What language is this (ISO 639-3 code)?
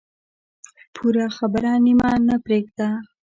pus